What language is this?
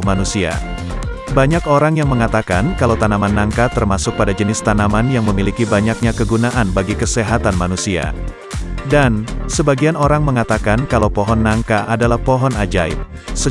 Indonesian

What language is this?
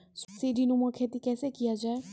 Maithili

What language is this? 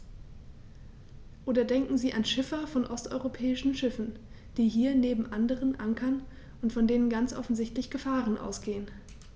German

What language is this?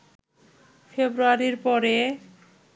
Bangla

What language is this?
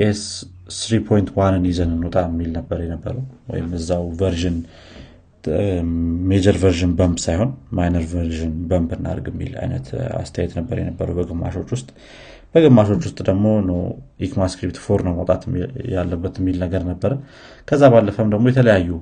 Amharic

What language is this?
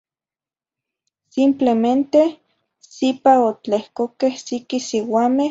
Zacatlán-Ahuacatlán-Tepetzintla Nahuatl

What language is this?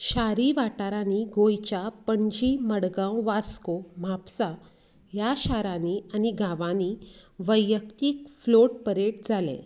Konkani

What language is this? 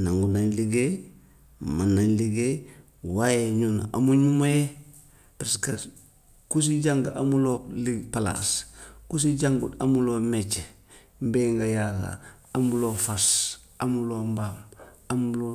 Gambian Wolof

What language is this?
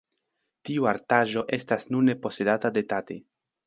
Esperanto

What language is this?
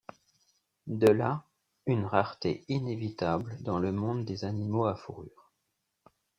French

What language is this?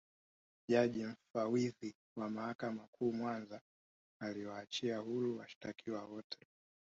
Swahili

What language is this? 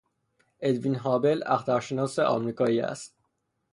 Persian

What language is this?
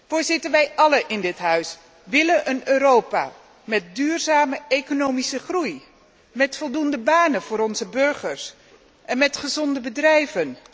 Dutch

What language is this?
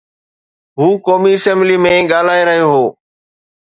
Sindhi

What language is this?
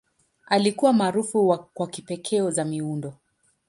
Swahili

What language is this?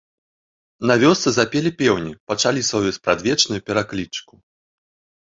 Belarusian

